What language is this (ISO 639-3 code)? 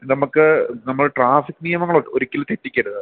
mal